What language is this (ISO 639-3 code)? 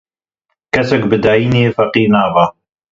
kur